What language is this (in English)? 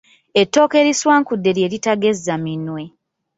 Ganda